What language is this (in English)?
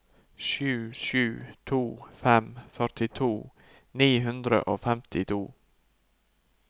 Norwegian